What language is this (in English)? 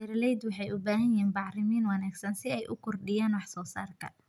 Somali